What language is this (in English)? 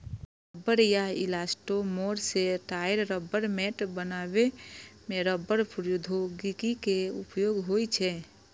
Maithili